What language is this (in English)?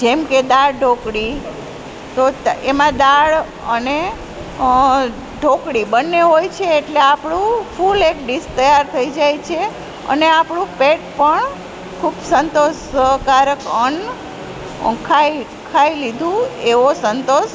Gujarati